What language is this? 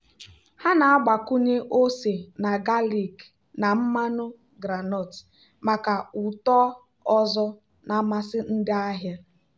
Igbo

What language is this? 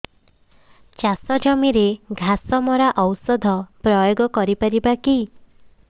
Odia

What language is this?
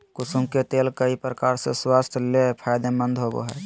Magahi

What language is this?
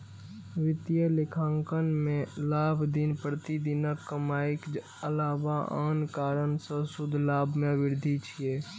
Maithili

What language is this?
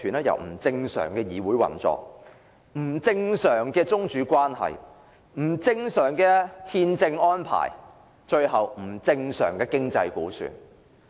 Cantonese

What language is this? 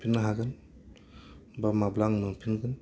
Bodo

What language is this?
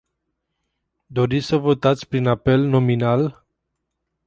Romanian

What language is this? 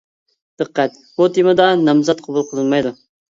Uyghur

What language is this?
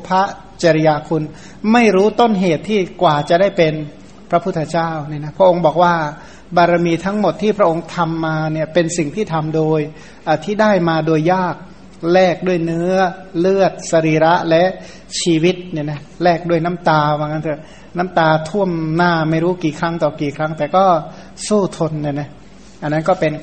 Thai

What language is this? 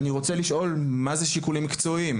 Hebrew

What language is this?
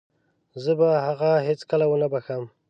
Pashto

